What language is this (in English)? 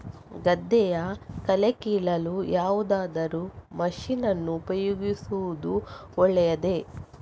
Kannada